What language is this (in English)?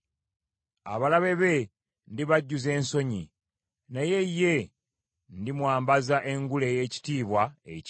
Ganda